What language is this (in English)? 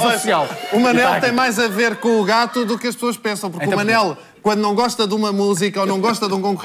Portuguese